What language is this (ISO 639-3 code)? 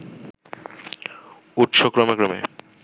ben